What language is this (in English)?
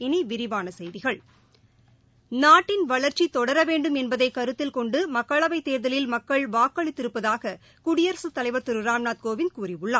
Tamil